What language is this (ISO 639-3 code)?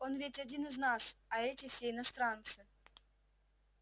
rus